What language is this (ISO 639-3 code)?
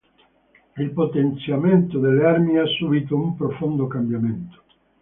ita